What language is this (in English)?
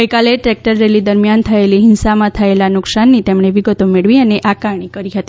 Gujarati